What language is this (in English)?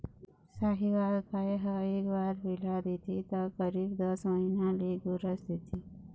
Chhattisgarhi